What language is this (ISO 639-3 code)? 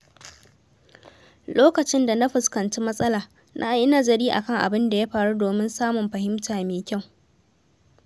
hau